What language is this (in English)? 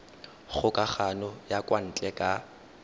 Tswana